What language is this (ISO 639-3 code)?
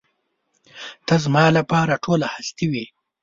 pus